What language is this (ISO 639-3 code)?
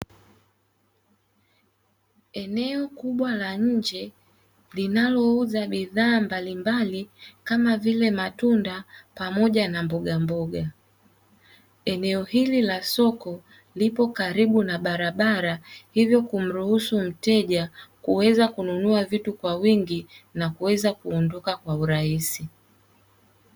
swa